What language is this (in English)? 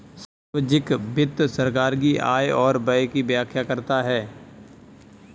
Hindi